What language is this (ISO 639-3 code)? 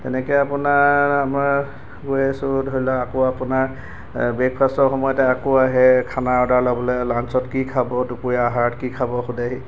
asm